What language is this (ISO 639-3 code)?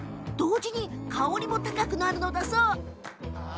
jpn